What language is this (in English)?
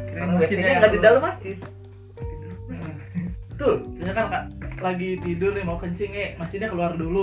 Indonesian